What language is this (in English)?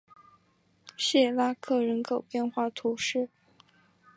Chinese